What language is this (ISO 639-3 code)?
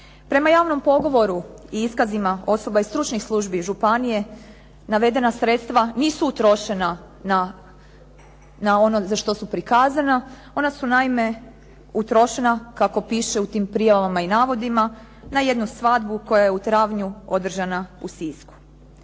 hrv